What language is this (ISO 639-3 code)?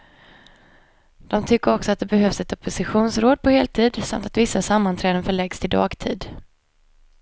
swe